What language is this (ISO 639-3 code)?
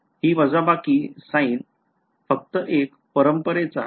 mar